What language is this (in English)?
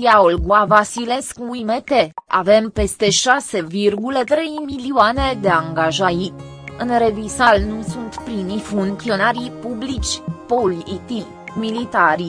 Romanian